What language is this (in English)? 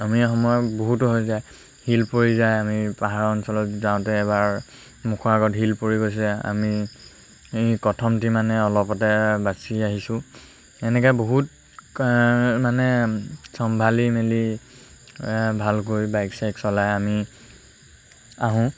Assamese